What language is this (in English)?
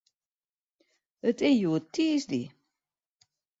Western Frisian